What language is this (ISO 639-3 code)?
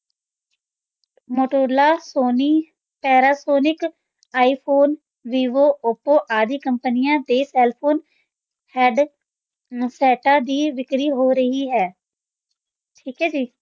pan